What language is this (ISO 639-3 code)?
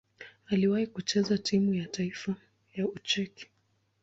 swa